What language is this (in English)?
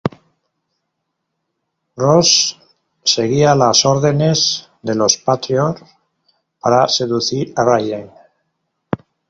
Spanish